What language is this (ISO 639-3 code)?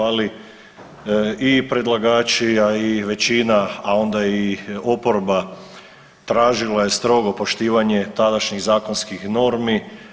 hrv